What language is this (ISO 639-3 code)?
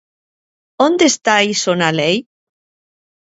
glg